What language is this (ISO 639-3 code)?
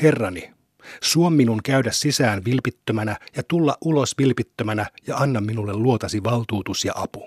fin